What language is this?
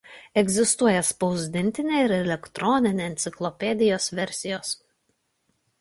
Lithuanian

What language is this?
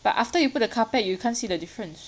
English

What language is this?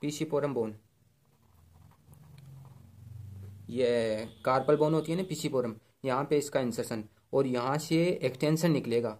Hindi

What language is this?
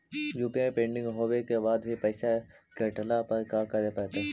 Magahi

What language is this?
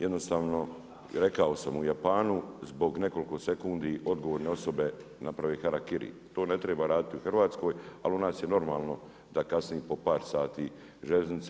Croatian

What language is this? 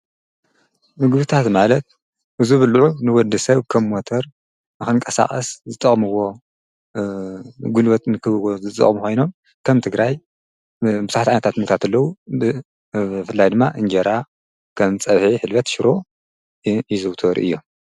Tigrinya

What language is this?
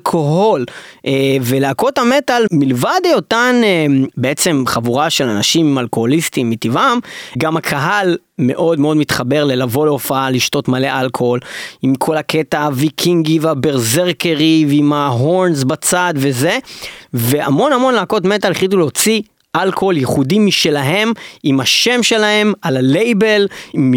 Hebrew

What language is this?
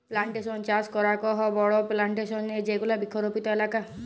Bangla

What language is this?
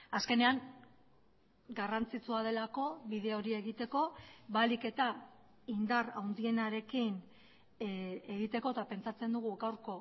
Basque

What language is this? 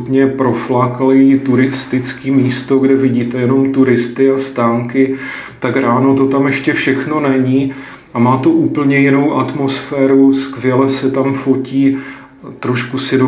Czech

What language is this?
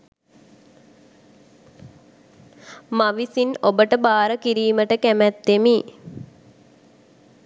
Sinhala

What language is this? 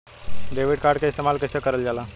Bhojpuri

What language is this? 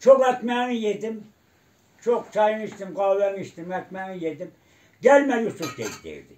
Turkish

